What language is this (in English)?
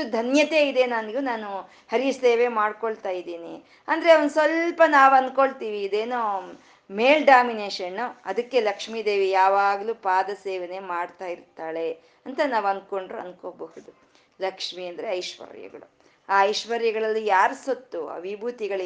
Kannada